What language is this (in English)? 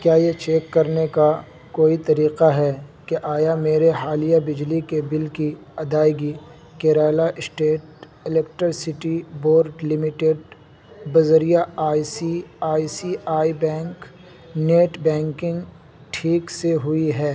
Urdu